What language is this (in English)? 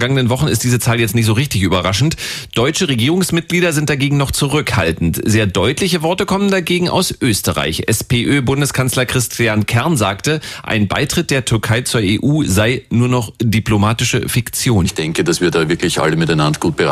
German